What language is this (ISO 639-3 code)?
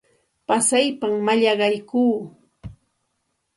qxt